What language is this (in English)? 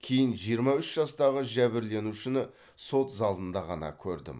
Kazakh